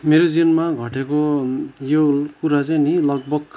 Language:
Nepali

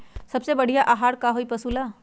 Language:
Magahi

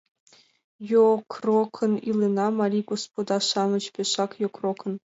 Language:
Mari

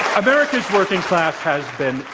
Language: English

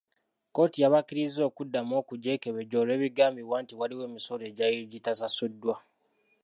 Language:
Ganda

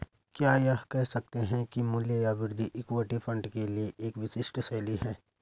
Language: Hindi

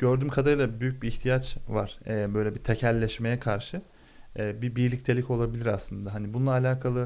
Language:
Turkish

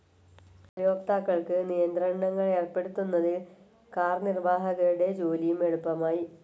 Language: Malayalam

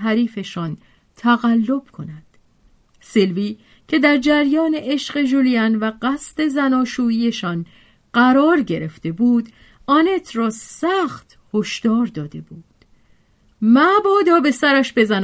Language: Persian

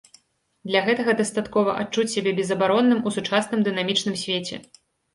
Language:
Belarusian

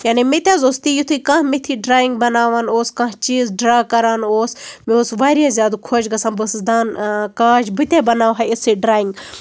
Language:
Kashmiri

